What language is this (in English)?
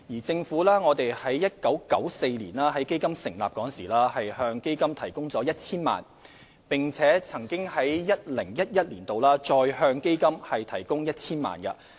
Cantonese